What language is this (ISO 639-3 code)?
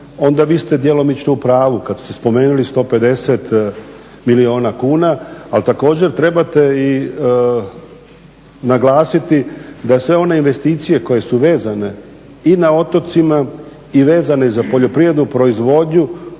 hrv